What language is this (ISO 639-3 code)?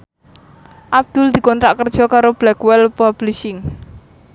jav